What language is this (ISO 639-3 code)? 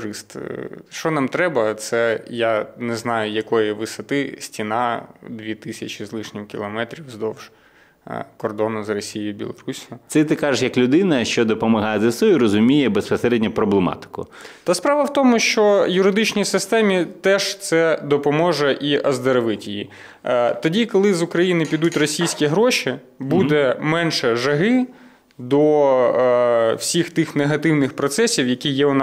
ukr